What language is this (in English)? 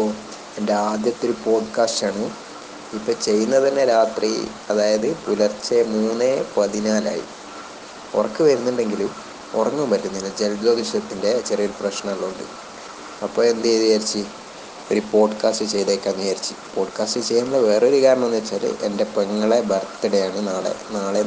Malayalam